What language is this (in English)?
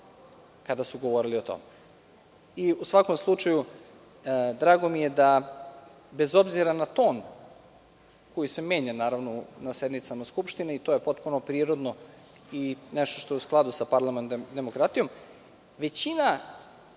Serbian